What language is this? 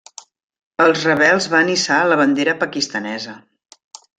Catalan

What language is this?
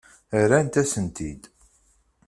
Kabyle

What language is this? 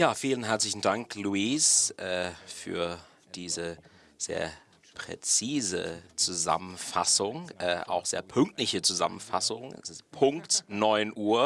German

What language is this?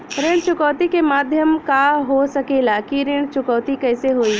Bhojpuri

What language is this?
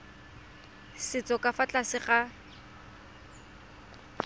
Tswana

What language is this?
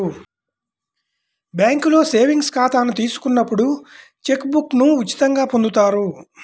Telugu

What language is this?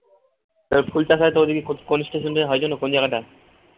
Bangla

